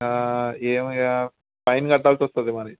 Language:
Telugu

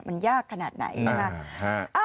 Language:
Thai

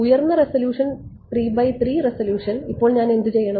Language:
Malayalam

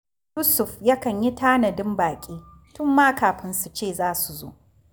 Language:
Hausa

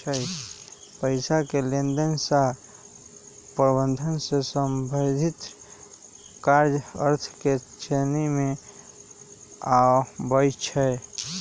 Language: Magahi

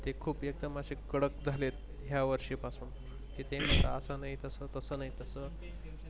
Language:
Marathi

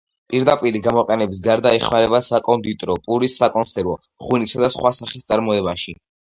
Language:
Georgian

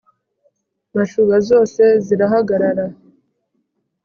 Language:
Kinyarwanda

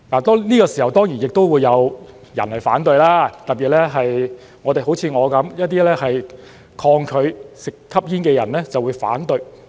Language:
Cantonese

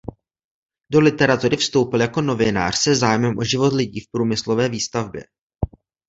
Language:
Czech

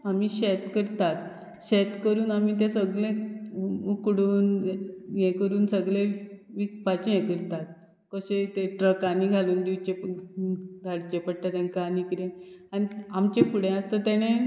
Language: Konkani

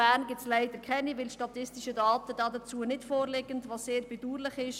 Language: Swiss German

